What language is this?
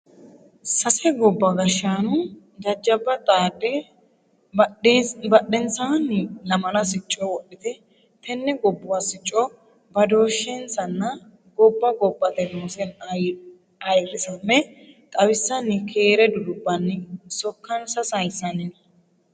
Sidamo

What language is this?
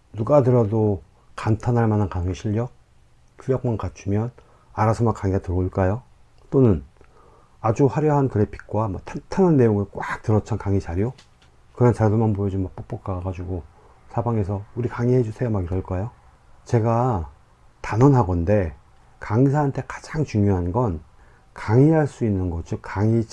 Korean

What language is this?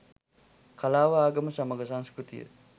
Sinhala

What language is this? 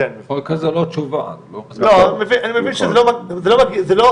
Hebrew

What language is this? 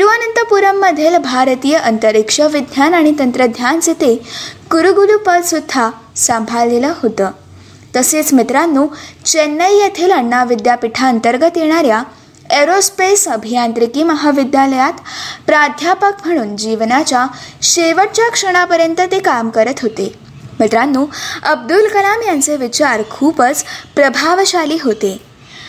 Marathi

